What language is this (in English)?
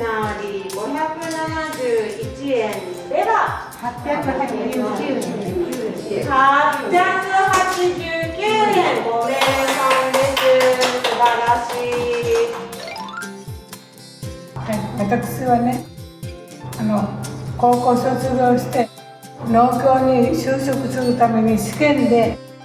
Japanese